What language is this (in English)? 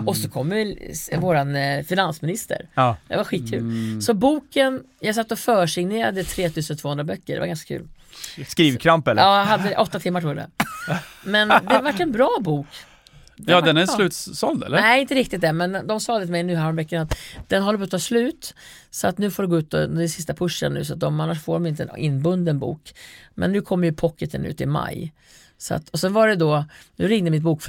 Swedish